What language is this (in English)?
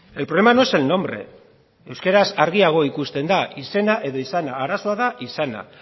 Basque